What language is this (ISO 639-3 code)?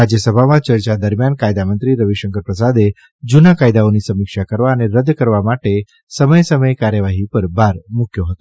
guj